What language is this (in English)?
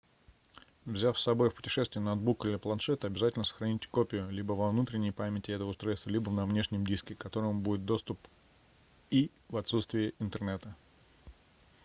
Russian